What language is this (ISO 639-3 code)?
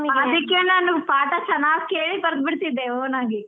kan